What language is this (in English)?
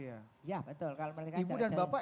Indonesian